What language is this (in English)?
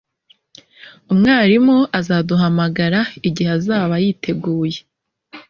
Kinyarwanda